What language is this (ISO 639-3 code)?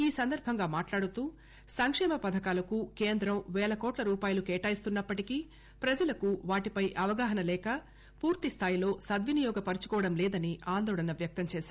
tel